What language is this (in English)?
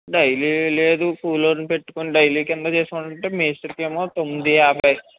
Telugu